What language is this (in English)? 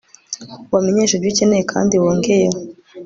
Kinyarwanda